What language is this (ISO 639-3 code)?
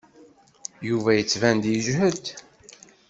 kab